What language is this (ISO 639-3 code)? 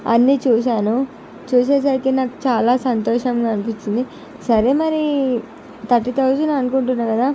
tel